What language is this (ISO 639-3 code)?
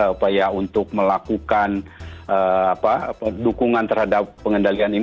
ind